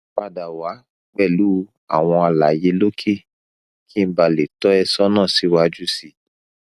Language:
Yoruba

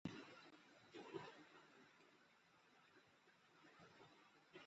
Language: Bangla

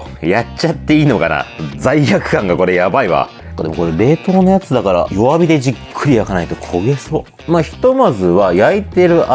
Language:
Japanese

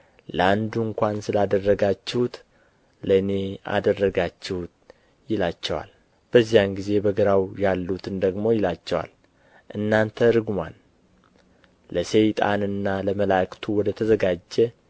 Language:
Amharic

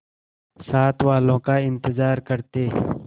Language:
Hindi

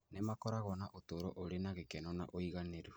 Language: Kikuyu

